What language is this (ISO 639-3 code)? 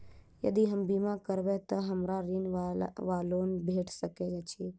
mai